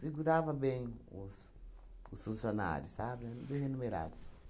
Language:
Portuguese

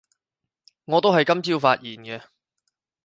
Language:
Cantonese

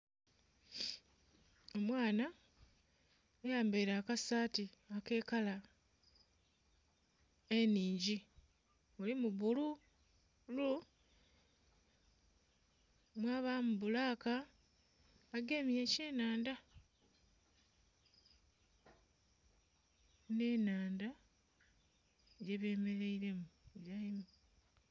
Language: Soga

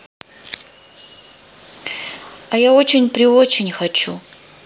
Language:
Russian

